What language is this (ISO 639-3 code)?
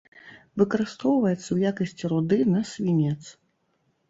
bel